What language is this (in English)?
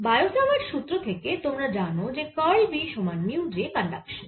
Bangla